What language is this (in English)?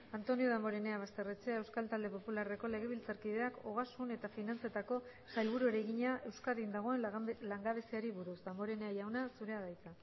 Basque